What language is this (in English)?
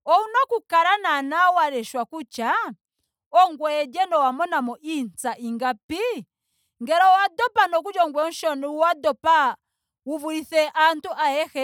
Ndonga